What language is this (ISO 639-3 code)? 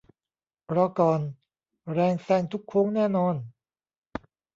tha